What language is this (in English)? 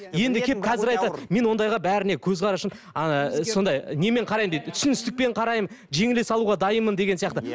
Kazakh